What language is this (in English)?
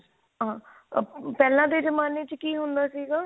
Punjabi